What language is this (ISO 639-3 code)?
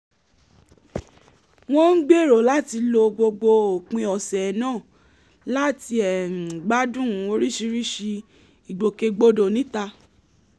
yor